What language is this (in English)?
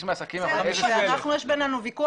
Hebrew